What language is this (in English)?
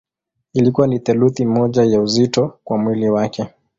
Swahili